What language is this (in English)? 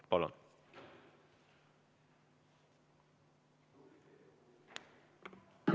Estonian